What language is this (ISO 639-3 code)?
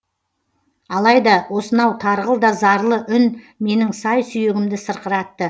kaz